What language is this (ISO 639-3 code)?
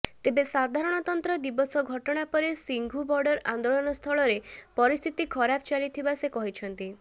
ori